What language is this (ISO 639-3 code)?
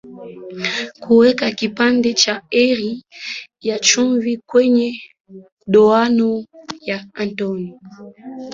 swa